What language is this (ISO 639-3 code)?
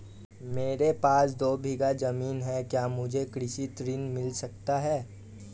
hin